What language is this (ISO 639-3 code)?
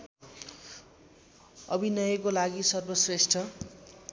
nep